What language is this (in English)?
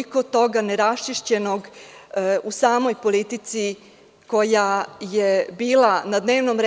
Serbian